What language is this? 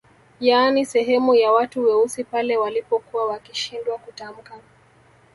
Swahili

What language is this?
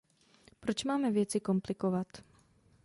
Czech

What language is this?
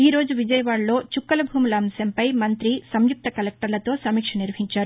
Telugu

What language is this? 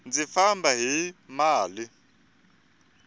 Tsonga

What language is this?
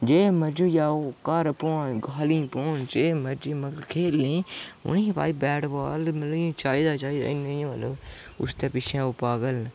Dogri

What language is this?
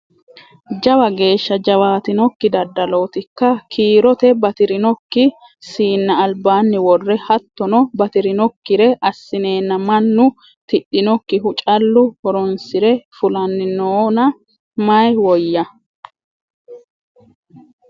Sidamo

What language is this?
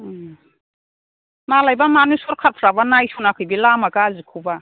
Bodo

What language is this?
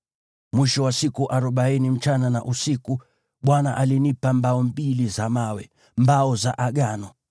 Swahili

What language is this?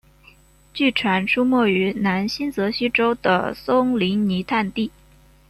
Chinese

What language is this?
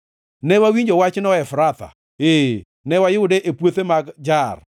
Luo (Kenya and Tanzania)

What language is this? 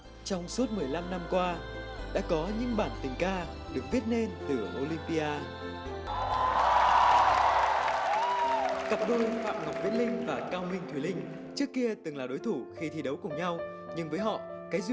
Vietnamese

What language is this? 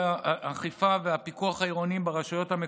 Hebrew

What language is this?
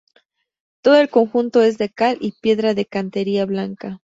Spanish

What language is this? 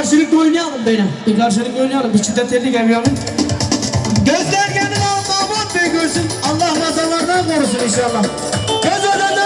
Turkish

